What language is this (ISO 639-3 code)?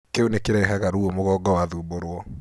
kik